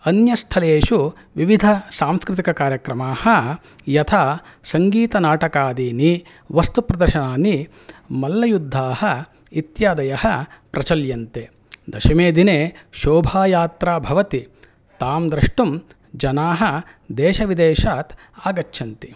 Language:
Sanskrit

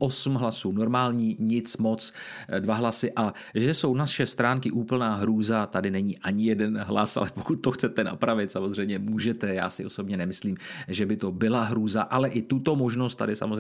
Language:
Czech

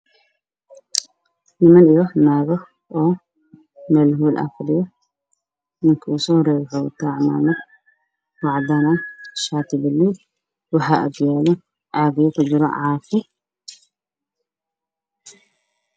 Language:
Somali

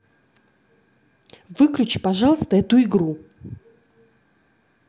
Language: Russian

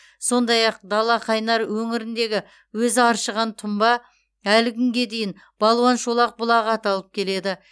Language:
Kazakh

